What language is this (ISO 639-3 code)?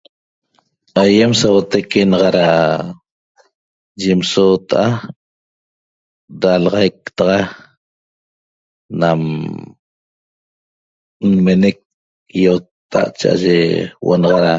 tob